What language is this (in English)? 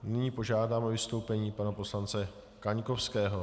Czech